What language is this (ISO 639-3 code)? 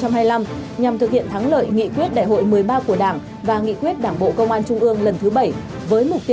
vie